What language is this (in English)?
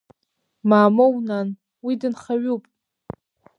Abkhazian